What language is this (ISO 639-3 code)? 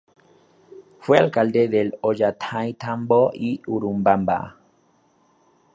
spa